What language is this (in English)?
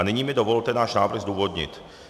Czech